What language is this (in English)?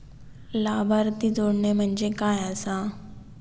Marathi